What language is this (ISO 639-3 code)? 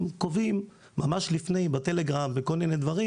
heb